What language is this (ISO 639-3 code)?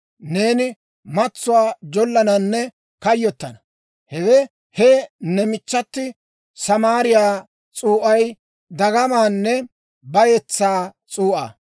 dwr